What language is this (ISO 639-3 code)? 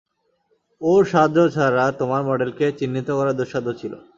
ben